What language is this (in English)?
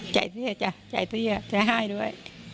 Thai